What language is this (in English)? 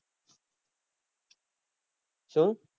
Gujarati